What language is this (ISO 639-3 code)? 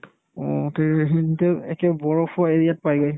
asm